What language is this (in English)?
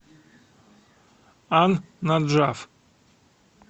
Russian